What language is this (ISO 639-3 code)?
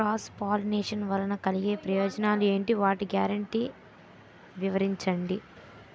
tel